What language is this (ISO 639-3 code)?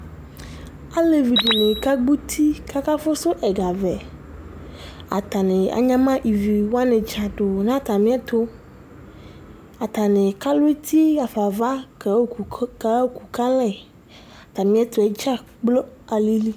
kpo